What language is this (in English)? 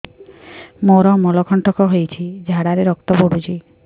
Odia